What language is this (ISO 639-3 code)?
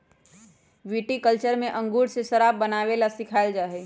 mag